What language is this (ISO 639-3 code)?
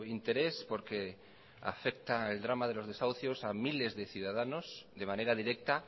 spa